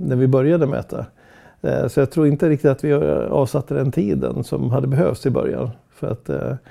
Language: Swedish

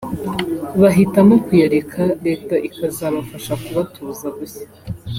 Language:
Kinyarwanda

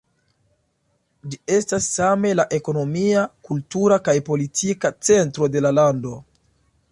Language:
Esperanto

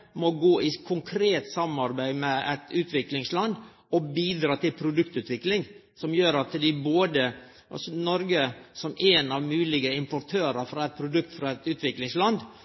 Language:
Norwegian Nynorsk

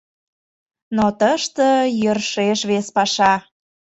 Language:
Mari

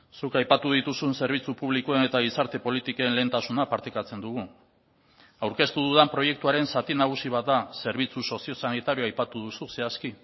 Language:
Basque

